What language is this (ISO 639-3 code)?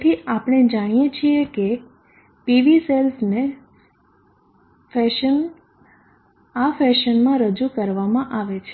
guj